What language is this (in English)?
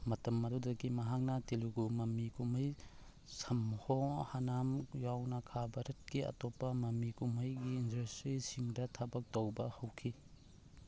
Manipuri